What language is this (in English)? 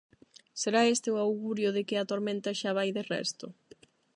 Galician